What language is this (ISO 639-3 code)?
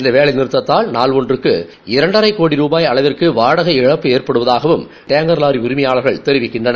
tam